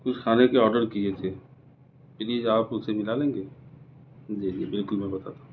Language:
Urdu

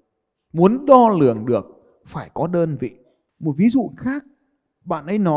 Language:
Vietnamese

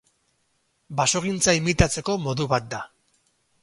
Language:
Basque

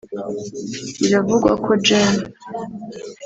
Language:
Kinyarwanda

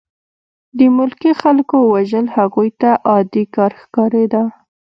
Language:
Pashto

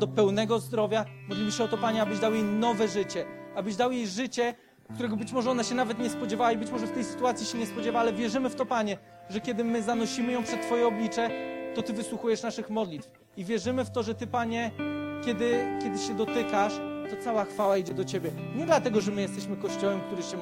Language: Polish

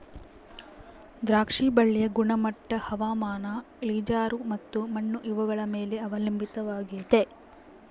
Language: Kannada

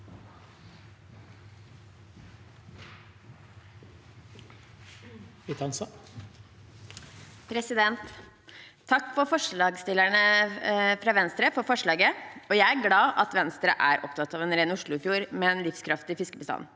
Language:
Norwegian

